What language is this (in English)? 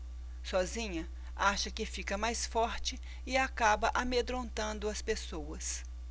Portuguese